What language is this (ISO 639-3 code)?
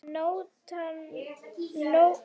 isl